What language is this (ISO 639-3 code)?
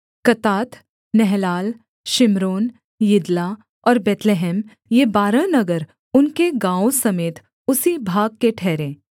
hin